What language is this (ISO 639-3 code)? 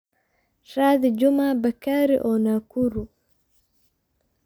som